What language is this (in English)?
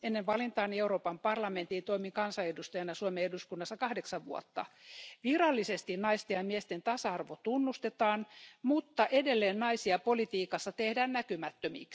Finnish